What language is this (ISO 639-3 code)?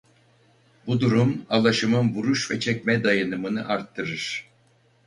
tur